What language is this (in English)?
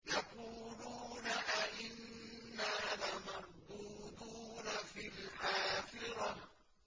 Arabic